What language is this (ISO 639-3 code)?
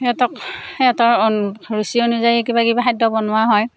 asm